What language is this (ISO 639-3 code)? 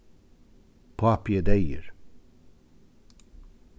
fao